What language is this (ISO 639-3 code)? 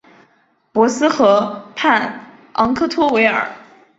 zho